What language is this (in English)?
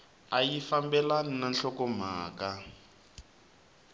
Tsonga